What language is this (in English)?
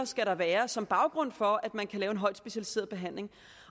Danish